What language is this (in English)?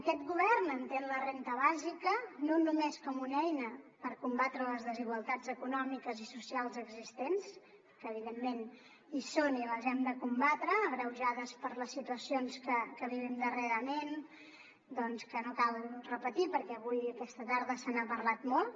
Catalan